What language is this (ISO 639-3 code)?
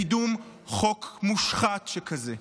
heb